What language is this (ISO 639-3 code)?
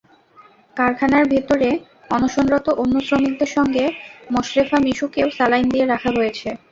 ben